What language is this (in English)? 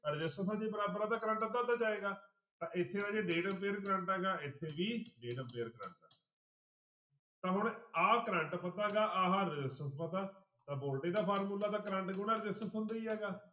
Punjabi